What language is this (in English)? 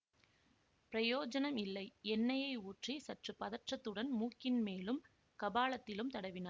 Tamil